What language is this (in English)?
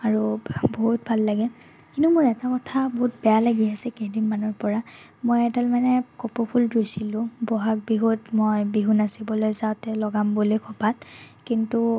Assamese